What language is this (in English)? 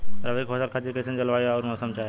Bhojpuri